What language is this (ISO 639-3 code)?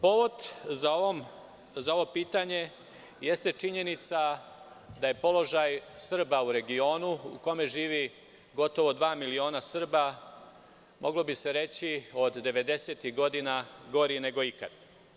srp